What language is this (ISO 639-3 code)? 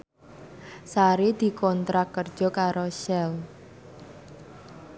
jav